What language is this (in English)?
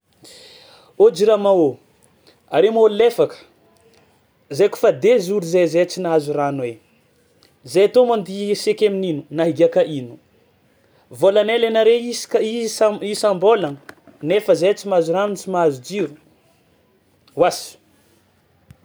Tsimihety Malagasy